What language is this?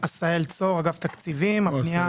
Hebrew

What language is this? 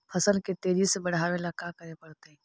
Magahi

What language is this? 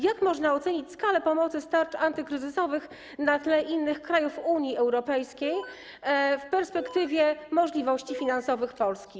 Polish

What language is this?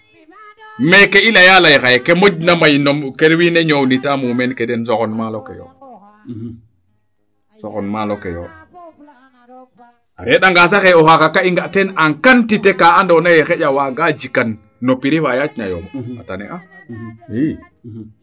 Serer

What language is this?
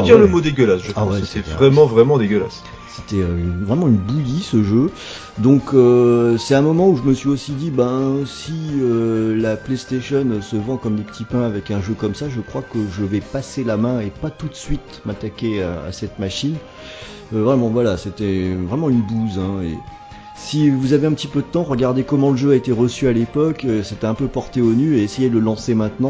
French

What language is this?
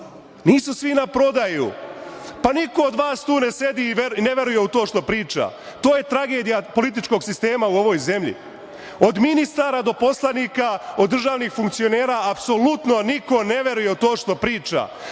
Serbian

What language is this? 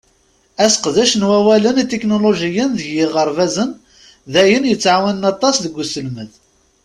Kabyle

